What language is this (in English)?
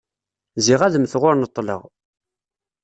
Kabyle